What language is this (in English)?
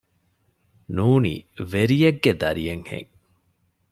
Divehi